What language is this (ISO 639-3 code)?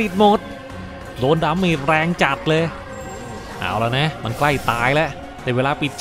tha